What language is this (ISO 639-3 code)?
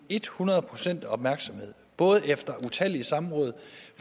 dan